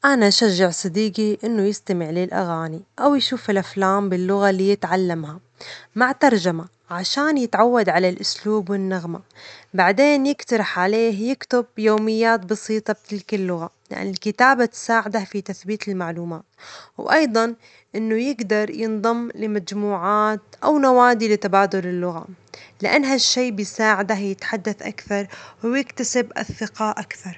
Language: Omani Arabic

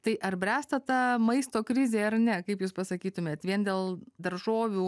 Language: Lithuanian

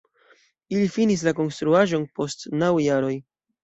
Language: Esperanto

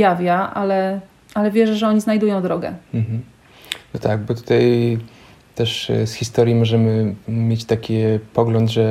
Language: Polish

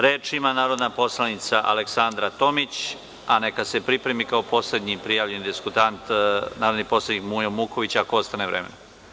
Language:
Serbian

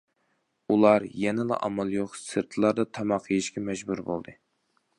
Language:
Uyghur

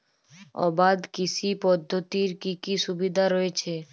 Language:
Bangla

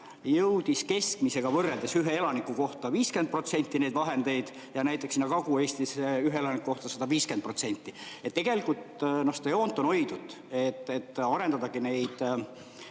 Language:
Estonian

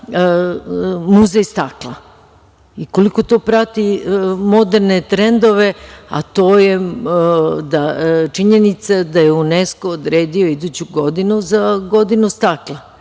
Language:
Serbian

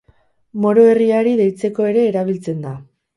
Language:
Basque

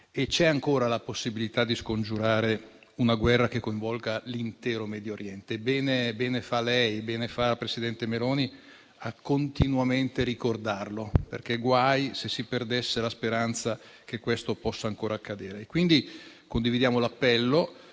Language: Italian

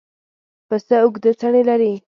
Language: Pashto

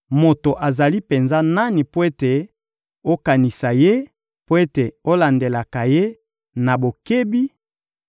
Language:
Lingala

